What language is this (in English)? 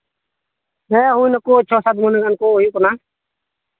Santali